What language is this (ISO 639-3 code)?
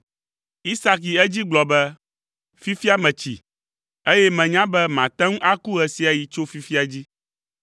ewe